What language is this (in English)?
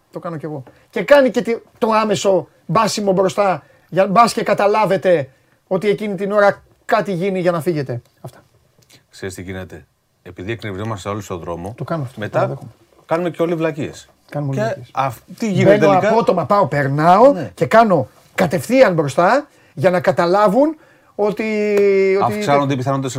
Greek